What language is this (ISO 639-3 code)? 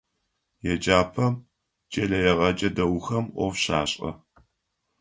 ady